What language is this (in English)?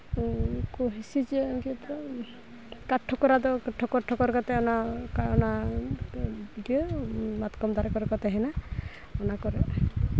Santali